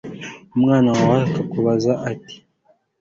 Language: Kinyarwanda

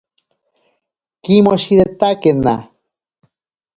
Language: Ashéninka Perené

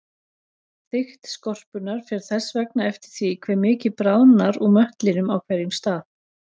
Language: Icelandic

